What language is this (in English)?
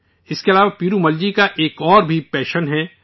Urdu